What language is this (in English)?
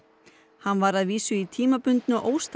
Icelandic